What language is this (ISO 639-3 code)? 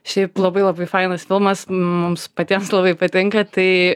lit